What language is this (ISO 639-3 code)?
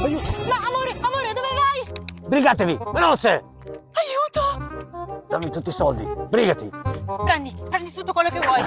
ita